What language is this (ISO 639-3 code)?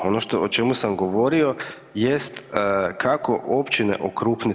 hrv